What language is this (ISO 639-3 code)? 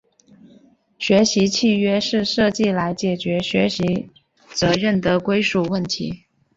zho